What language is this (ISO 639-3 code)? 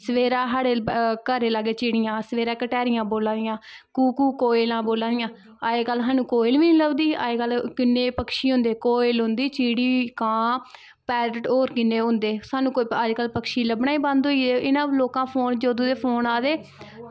doi